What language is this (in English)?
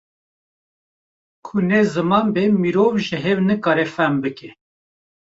Kurdish